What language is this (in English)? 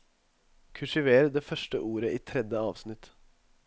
Norwegian